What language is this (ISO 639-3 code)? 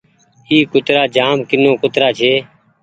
gig